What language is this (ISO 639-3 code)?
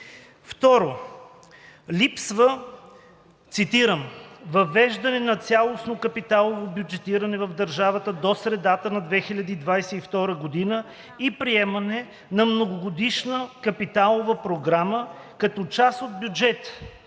bul